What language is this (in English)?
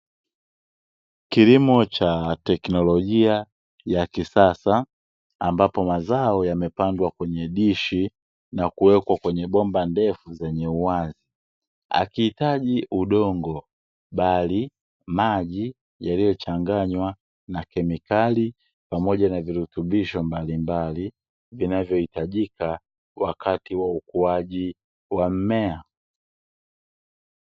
Swahili